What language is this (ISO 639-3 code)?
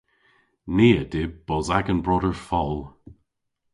cor